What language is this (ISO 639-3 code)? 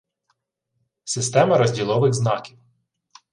ukr